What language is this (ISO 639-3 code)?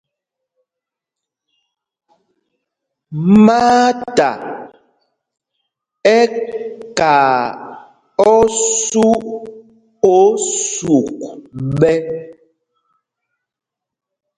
mgg